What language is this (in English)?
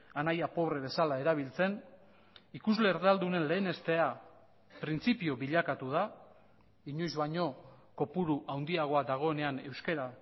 Basque